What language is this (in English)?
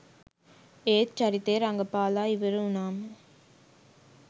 Sinhala